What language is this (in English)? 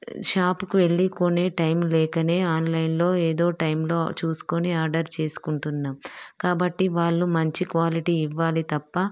Telugu